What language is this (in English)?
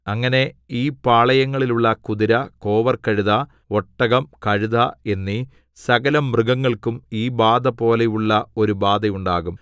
Malayalam